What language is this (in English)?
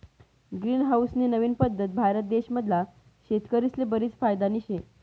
Marathi